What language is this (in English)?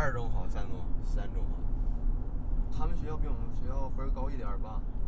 Chinese